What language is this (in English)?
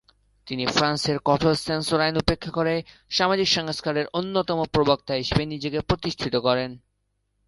Bangla